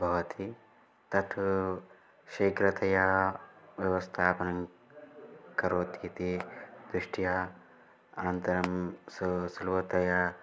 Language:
Sanskrit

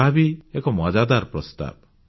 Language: Odia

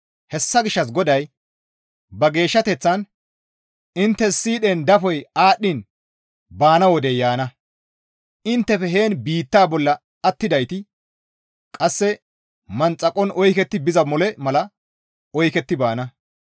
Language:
Gamo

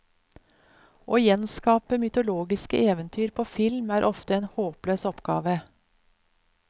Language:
Norwegian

